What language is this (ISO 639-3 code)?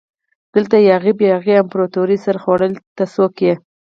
pus